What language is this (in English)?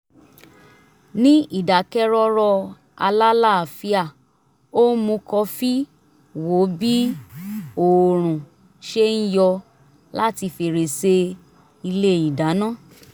Yoruba